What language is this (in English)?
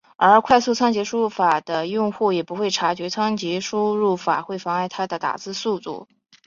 Chinese